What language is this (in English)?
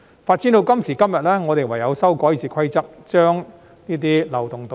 Cantonese